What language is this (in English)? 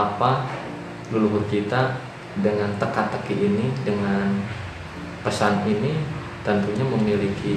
Indonesian